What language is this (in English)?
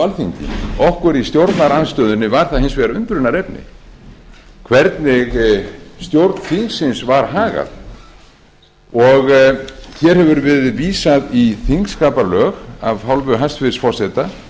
Icelandic